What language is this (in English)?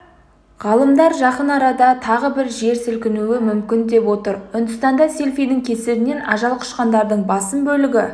Kazakh